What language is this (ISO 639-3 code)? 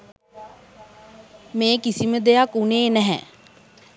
sin